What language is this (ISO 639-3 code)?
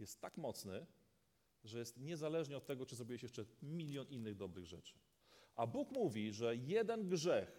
pol